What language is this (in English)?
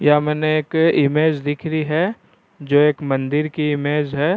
Rajasthani